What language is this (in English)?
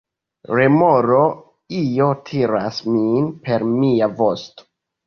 Esperanto